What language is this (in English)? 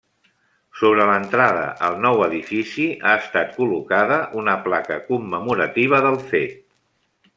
Catalan